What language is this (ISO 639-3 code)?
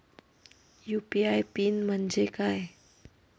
mar